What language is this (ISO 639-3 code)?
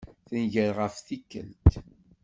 kab